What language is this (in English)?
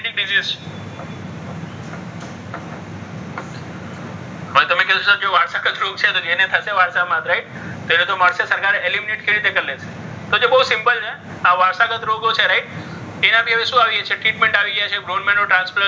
Gujarati